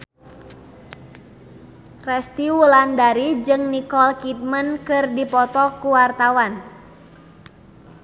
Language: Sundanese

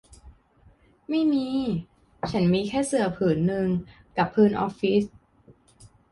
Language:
Thai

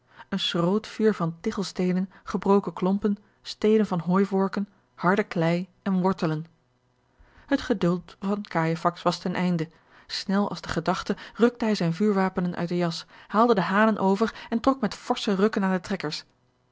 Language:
Dutch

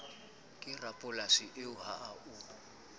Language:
Southern Sotho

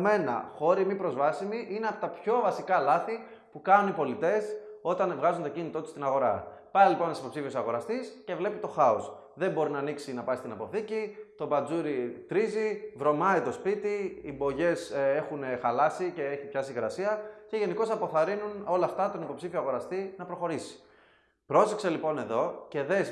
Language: Greek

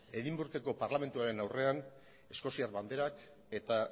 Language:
Basque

